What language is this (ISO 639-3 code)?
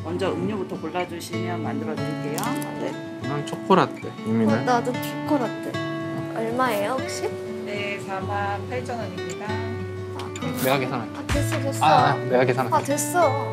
kor